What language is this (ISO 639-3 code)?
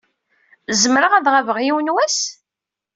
kab